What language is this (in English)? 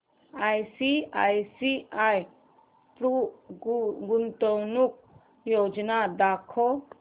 Marathi